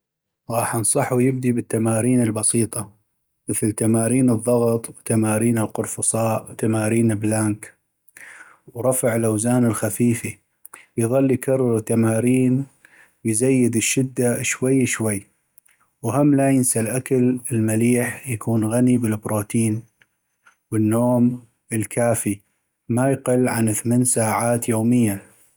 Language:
North Mesopotamian Arabic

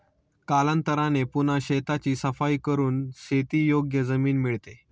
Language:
Marathi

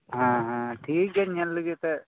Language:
Santali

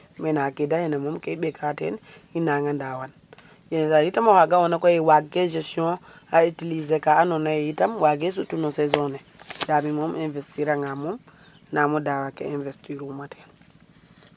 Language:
Serer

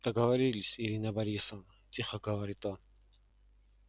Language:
Russian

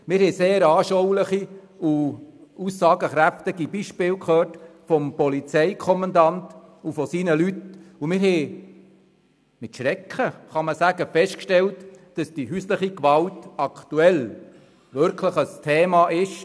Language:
Swiss German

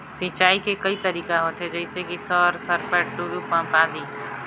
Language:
Chhattisgarhi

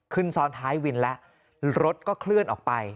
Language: Thai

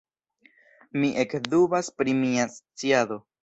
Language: Esperanto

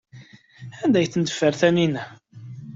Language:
Kabyle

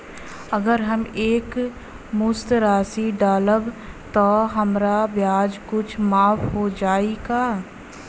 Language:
Bhojpuri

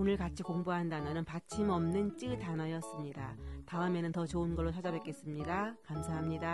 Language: Korean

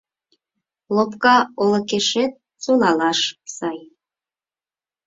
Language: Mari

